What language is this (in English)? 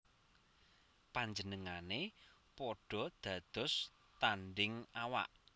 Javanese